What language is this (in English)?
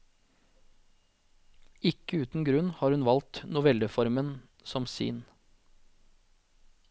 Norwegian